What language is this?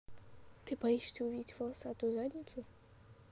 Russian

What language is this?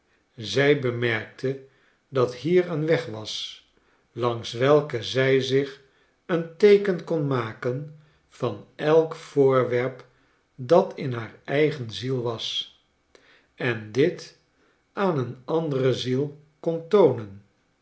Dutch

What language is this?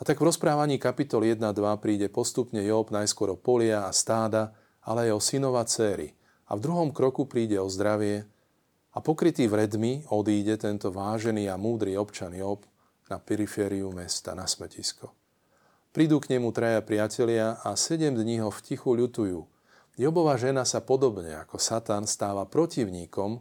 Slovak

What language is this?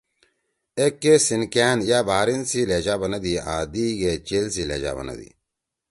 Torwali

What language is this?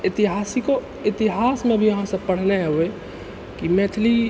Maithili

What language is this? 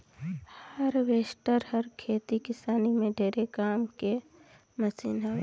Chhattisgarhi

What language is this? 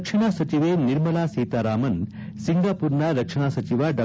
Kannada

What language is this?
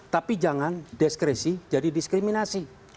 Indonesian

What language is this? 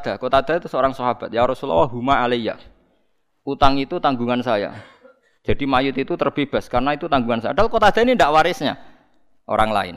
Indonesian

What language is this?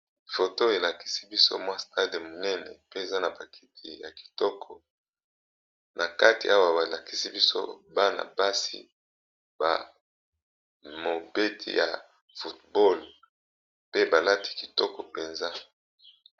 Lingala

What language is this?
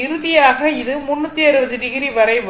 Tamil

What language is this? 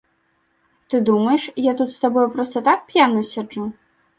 Belarusian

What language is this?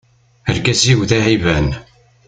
Kabyle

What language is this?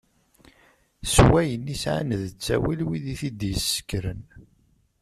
Kabyle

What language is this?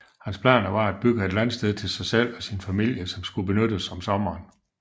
Danish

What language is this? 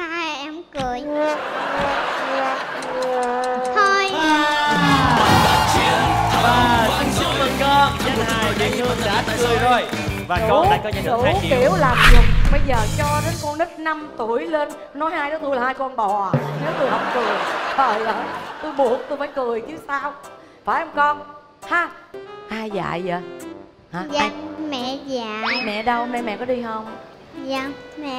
Vietnamese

